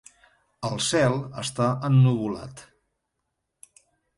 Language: Catalan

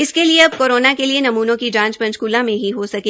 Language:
Hindi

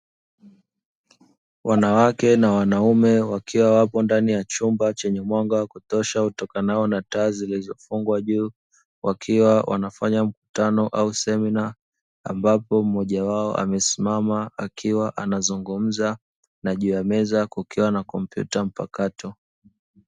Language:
Swahili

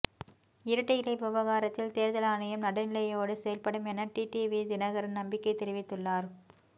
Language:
Tamil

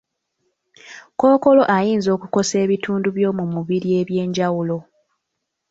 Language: Ganda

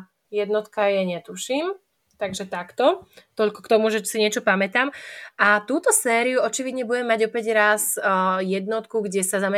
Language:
Slovak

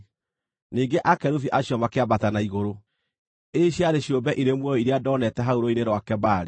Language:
Kikuyu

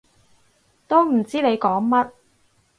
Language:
Cantonese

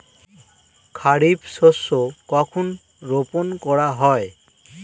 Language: Bangla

